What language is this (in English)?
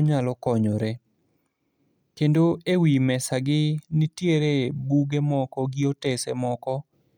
Luo (Kenya and Tanzania)